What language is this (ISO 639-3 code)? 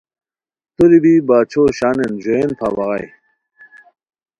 khw